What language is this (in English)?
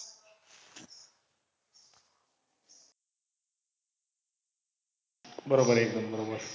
Marathi